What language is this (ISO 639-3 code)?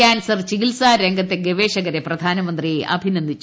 mal